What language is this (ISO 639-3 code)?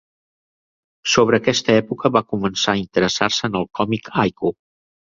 cat